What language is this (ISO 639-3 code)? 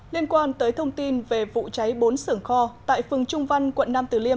vie